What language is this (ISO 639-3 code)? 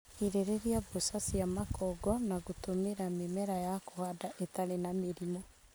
kik